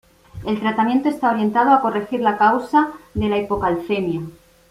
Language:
Spanish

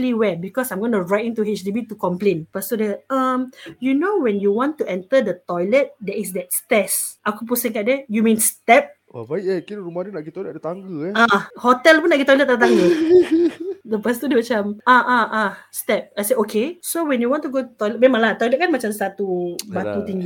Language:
Malay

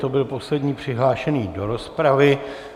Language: Czech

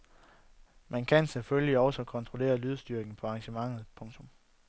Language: Danish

